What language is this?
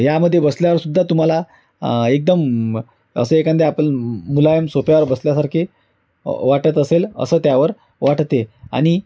Marathi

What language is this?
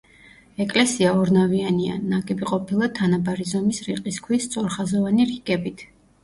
Georgian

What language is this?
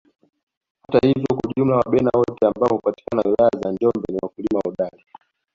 Swahili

